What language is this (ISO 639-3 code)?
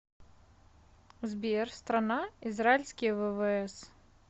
rus